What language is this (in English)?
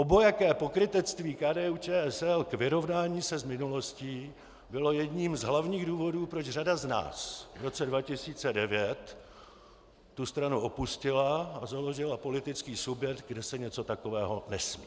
Czech